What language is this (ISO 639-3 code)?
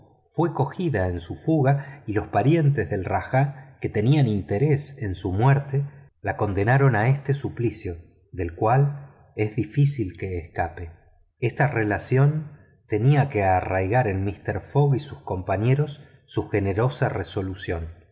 spa